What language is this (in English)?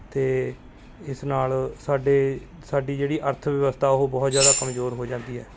Punjabi